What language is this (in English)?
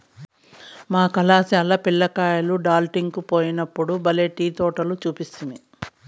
Telugu